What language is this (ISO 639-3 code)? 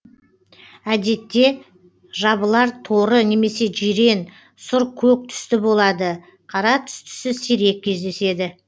kaz